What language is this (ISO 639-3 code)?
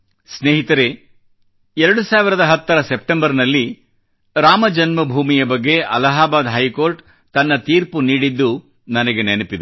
kan